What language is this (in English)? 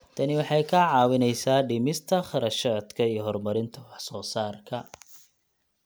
Somali